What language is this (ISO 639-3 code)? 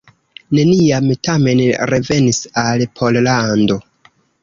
epo